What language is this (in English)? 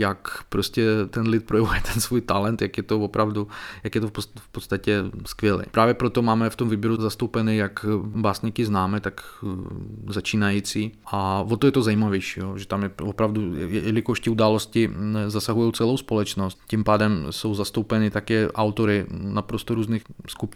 Czech